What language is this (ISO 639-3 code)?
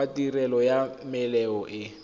tsn